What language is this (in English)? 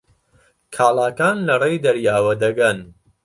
Central Kurdish